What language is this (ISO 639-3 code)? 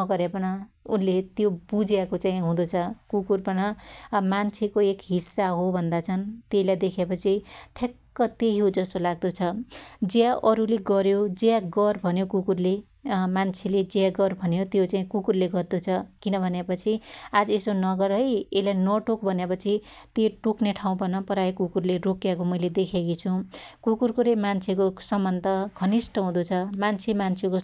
dty